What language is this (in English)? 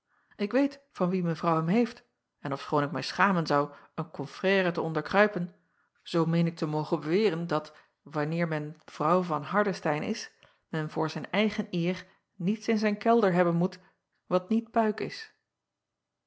Dutch